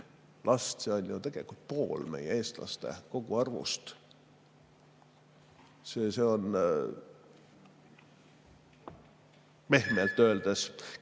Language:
Estonian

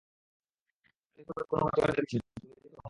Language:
Bangla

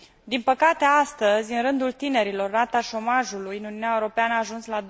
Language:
Romanian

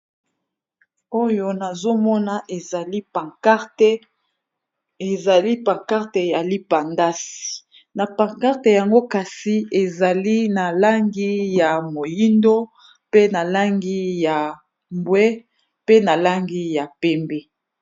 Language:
Lingala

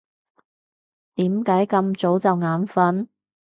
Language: Cantonese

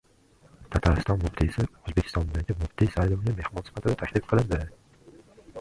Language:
Uzbek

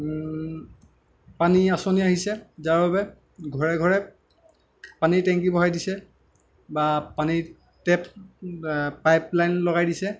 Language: Assamese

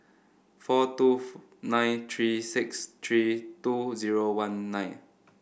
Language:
English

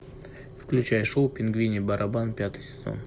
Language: Russian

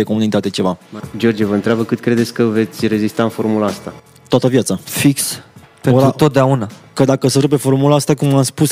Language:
Romanian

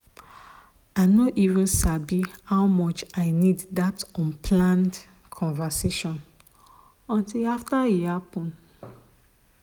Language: Nigerian Pidgin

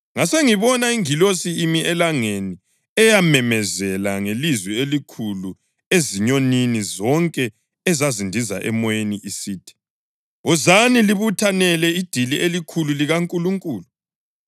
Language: North Ndebele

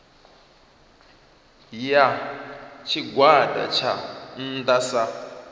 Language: Venda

